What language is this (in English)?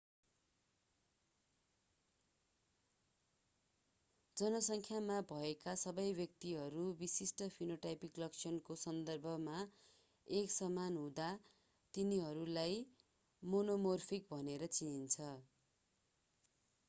Nepali